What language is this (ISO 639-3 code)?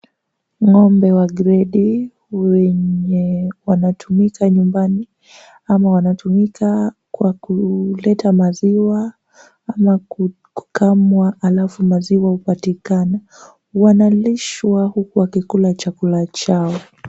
swa